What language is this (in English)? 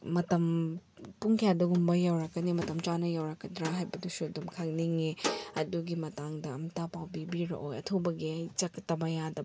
Manipuri